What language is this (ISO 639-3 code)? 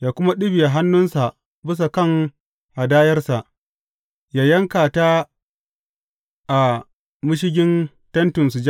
hau